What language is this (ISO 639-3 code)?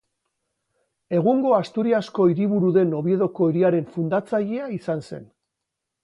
eus